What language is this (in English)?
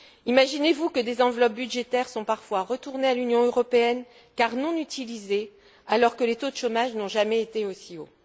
French